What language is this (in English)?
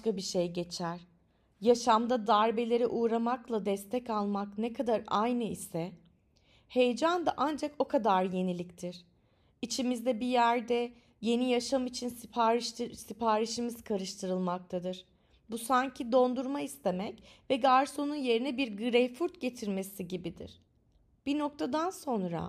Turkish